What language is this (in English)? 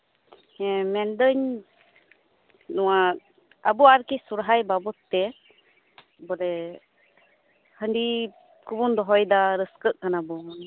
Santali